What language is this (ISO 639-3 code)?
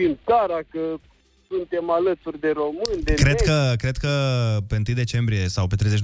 ron